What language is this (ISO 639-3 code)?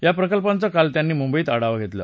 mar